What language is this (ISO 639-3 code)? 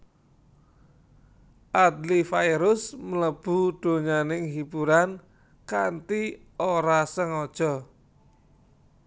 jav